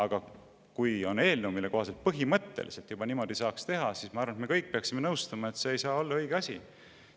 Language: Estonian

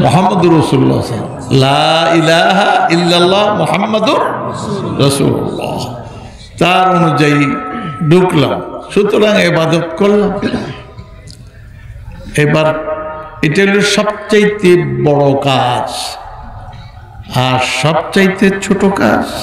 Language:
Arabic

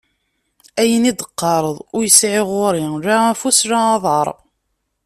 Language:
Kabyle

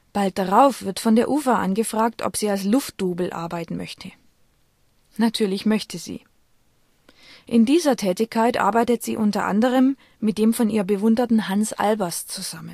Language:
German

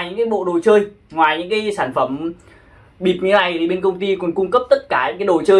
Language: Vietnamese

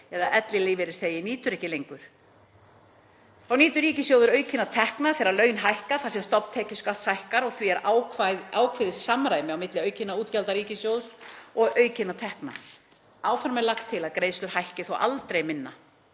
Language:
Icelandic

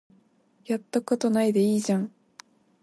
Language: Japanese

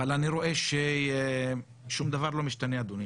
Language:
Hebrew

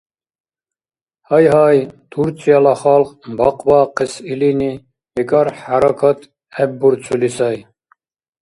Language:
Dargwa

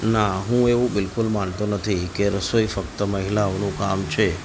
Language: Gujarati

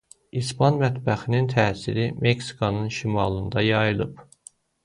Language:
Azerbaijani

